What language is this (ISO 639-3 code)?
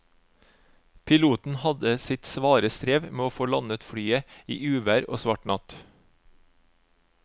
nor